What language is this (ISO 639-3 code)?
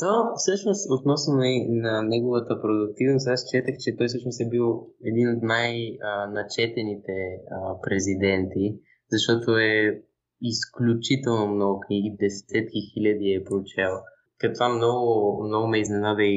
bul